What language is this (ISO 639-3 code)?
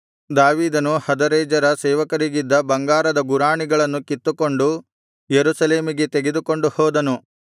kan